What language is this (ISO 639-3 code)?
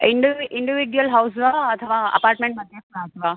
san